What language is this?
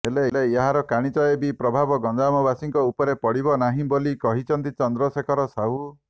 Odia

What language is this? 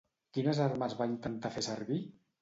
Catalan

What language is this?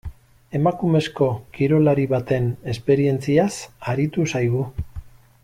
Basque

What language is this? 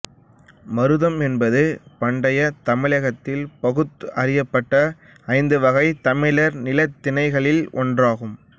Tamil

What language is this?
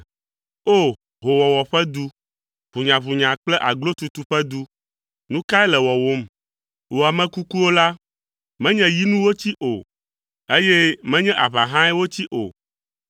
Ewe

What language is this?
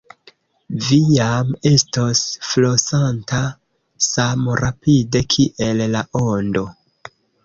Esperanto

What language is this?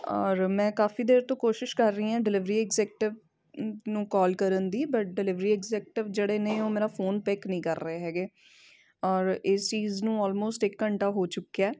Punjabi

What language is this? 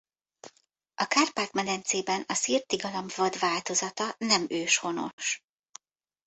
Hungarian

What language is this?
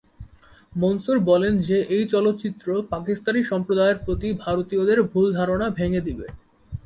Bangla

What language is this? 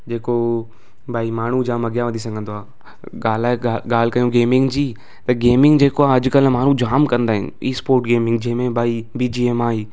Sindhi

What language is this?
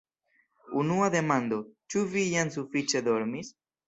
Esperanto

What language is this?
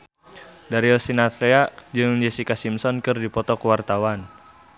Sundanese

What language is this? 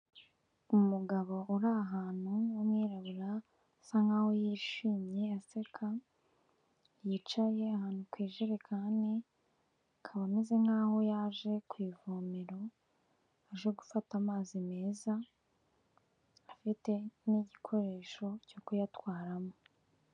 Kinyarwanda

